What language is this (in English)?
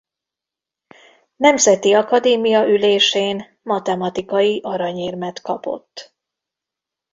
Hungarian